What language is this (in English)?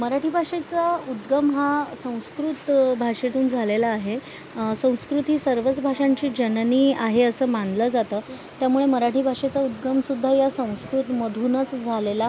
Marathi